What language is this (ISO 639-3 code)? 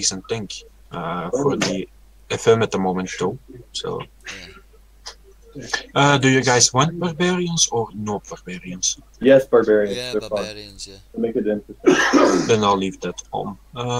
eng